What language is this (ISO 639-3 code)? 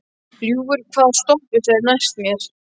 isl